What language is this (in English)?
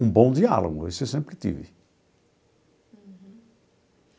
Portuguese